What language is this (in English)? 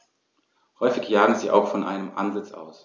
German